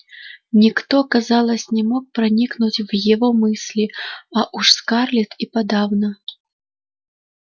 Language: Russian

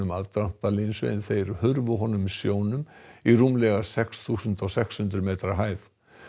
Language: Icelandic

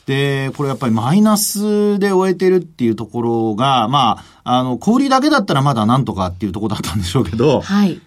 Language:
Japanese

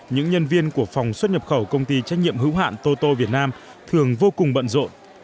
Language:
Vietnamese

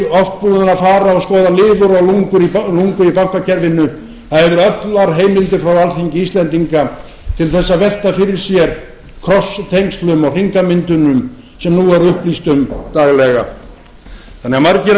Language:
Icelandic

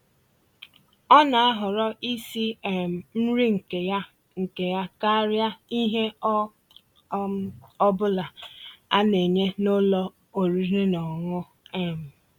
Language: Igbo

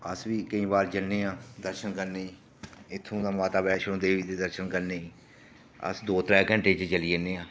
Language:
Dogri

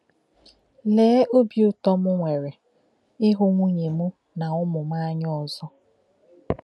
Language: Igbo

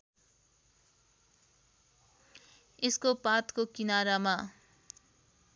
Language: Nepali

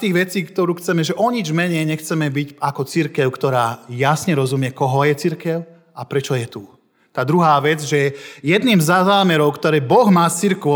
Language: Slovak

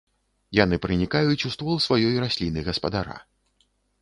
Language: Belarusian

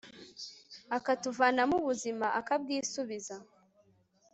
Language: Kinyarwanda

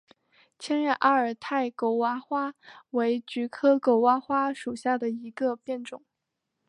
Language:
Chinese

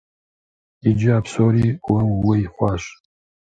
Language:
Kabardian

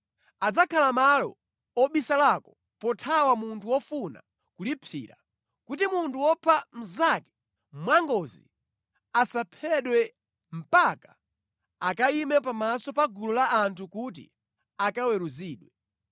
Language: Nyanja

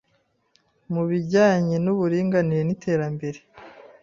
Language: Kinyarwanda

